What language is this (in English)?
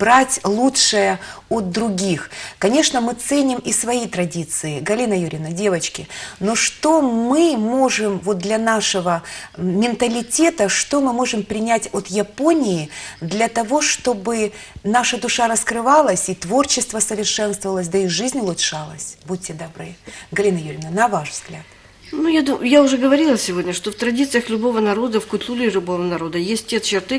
Russian